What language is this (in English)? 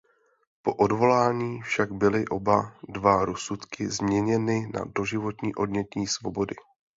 Czech